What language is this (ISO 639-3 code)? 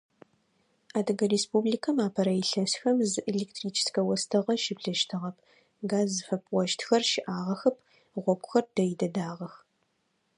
ady